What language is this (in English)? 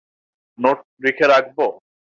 Bangla